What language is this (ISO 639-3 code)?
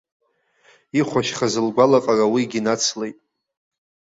abk